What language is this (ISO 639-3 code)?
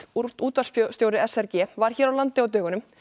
isl